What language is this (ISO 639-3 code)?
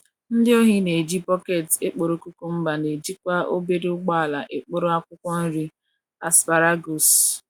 ibo